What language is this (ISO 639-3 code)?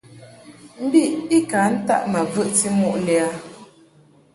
mhk